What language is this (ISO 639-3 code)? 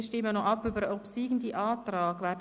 gsw